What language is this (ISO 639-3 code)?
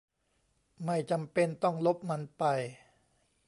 tha